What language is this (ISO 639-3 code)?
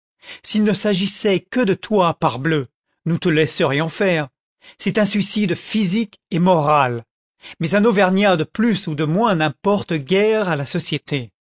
fra